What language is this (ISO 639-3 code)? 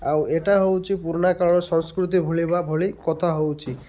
ori